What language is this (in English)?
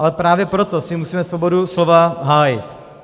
Czech